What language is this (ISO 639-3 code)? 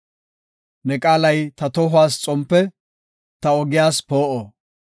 gof